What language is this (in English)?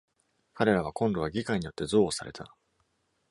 Japanese